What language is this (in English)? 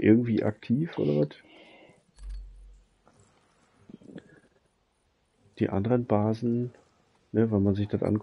German